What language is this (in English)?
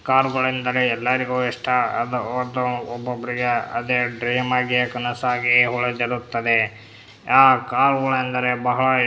Kannada